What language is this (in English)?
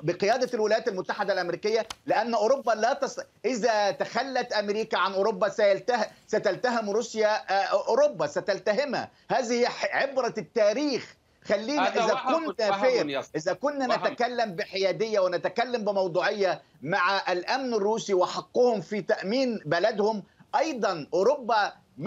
Arabic